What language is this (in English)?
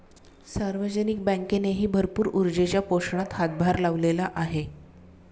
Marathi